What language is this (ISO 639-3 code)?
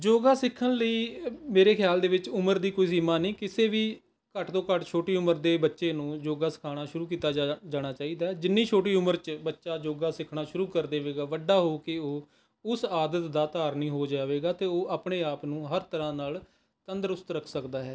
pan